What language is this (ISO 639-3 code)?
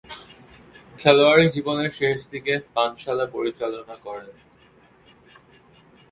ben